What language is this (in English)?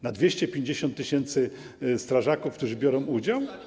Polish